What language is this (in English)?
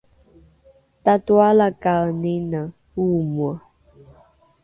Rukai